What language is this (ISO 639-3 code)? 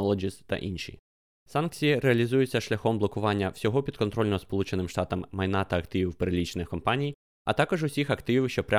ukr